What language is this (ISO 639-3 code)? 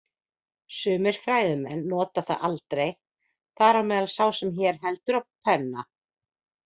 isl